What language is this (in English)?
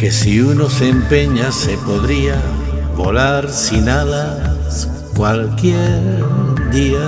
Spanish